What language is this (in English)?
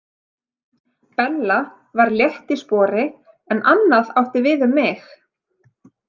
Icelandic